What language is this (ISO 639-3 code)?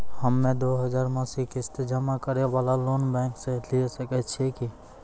mai